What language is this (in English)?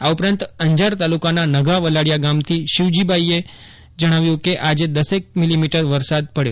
Gujarati